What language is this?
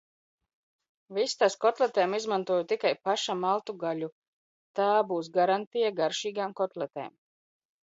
Latvian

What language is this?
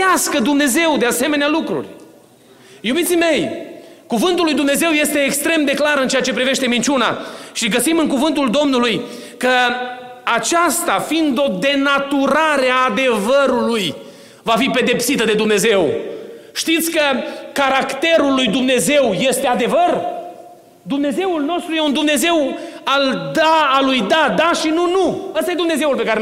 Romanian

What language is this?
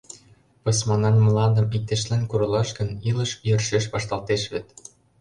Mari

